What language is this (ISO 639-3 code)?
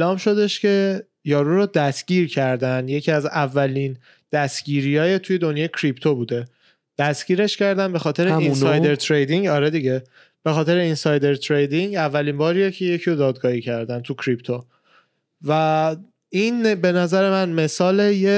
fas